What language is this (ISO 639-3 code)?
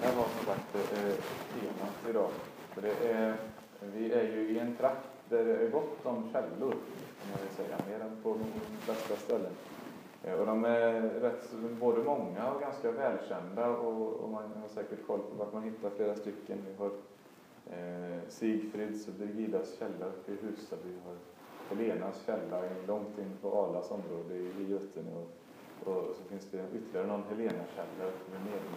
swe